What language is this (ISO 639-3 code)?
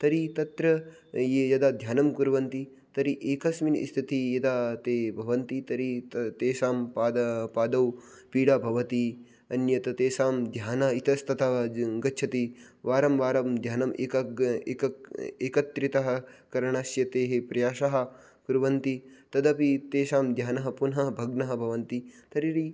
san